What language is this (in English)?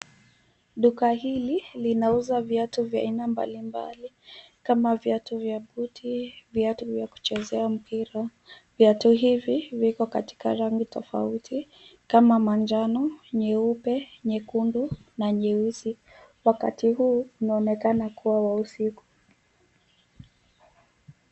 Swahili